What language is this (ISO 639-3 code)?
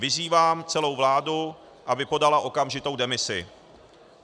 ces